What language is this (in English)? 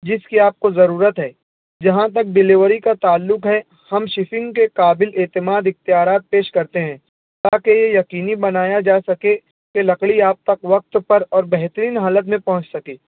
Urdu